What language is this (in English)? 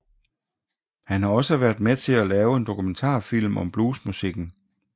Danish